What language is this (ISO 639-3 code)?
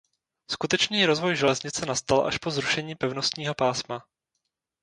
ces